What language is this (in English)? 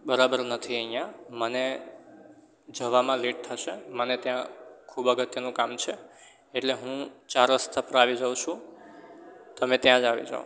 Gujarati